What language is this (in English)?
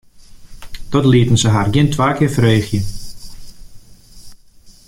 Western Frisian